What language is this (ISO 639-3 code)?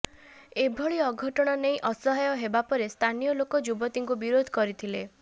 ori